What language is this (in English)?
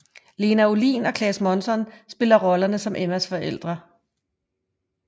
Danish